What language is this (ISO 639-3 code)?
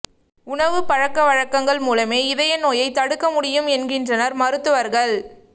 tam